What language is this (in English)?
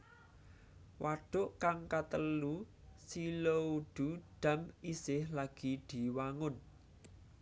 Javanese